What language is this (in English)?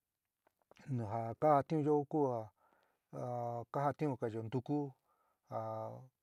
San Miguel El Grande Mixtec